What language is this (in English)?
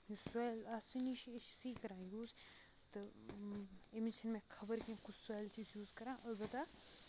Kashmiri